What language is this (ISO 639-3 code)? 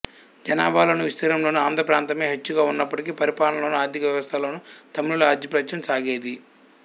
tel